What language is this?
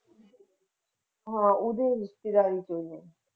Punjabi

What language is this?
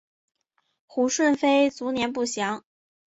Chinese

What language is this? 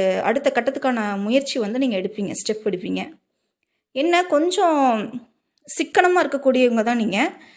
Tamil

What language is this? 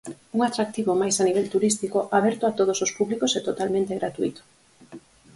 Galician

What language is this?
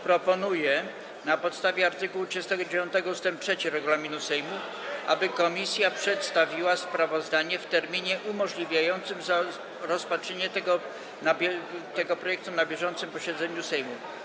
Polish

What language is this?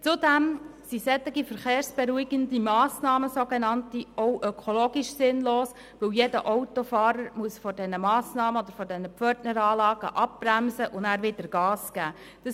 Swiss German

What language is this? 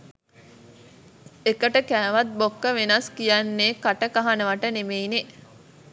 Sinhala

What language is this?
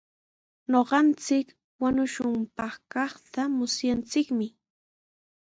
Sihuas Ancash Quechua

